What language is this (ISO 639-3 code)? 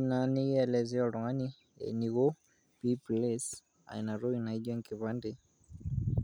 mas